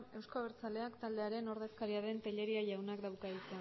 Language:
Basque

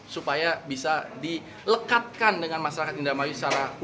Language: Indonesian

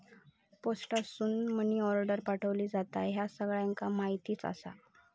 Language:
Marathi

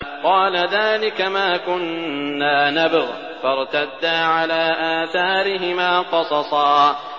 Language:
Arabic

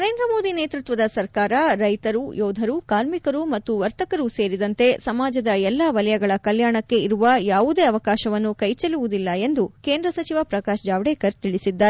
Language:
Kannada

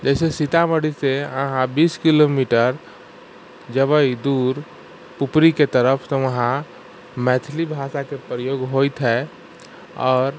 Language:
Maithili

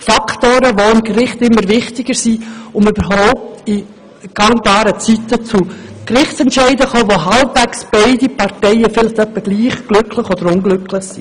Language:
Swiss German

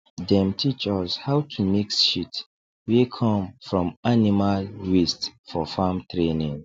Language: Nigerian Pidgin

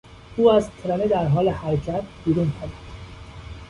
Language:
Persian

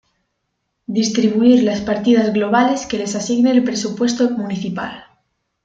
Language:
Spanish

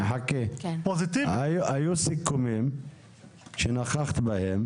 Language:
Hebrew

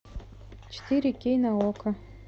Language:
Russian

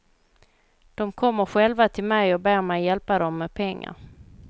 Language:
Swedish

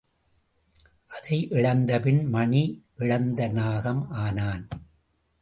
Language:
Tamil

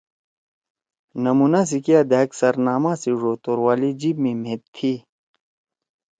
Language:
Torwali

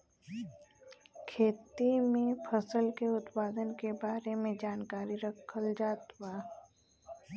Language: Bhojpuri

